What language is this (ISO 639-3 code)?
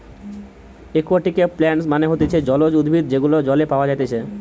ben